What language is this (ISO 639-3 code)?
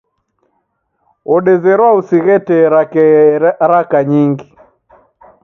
dav